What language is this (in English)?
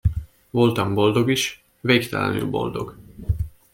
Hungarian